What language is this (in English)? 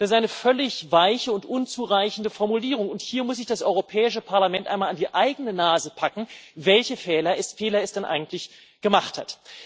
German